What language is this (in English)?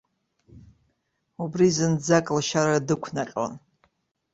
Abkhazian